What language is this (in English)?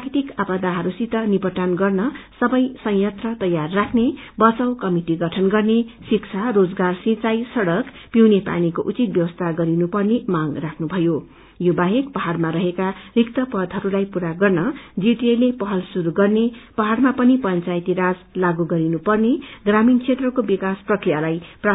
Nepali